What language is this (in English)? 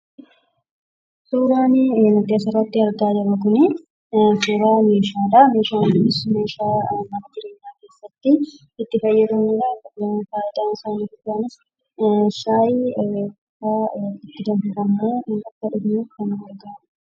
Oromo